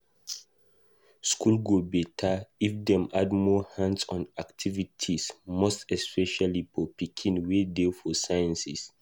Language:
Nigerian Pidgin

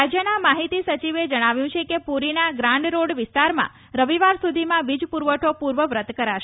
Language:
Gujarati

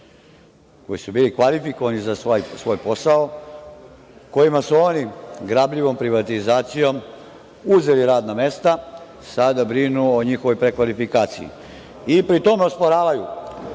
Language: Serbian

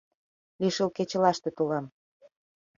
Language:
Mari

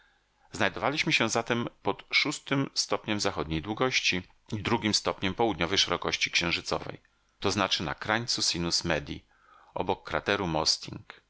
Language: Polish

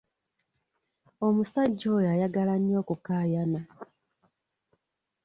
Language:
Ganda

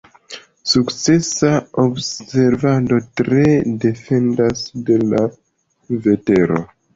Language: Esperanto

